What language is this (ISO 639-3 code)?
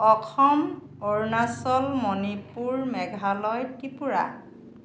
asm